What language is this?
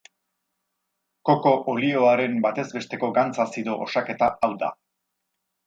Basque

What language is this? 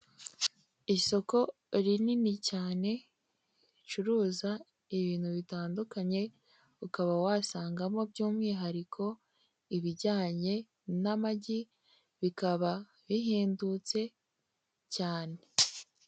Kinyarwanda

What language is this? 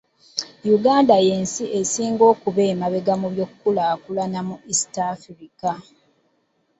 Ganda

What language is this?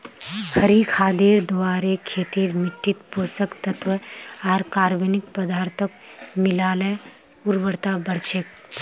Magahi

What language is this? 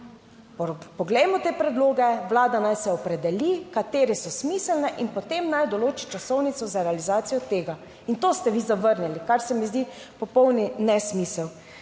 Slovenian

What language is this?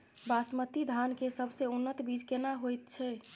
Maithili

